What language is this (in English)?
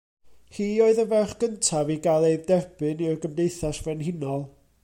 Welsh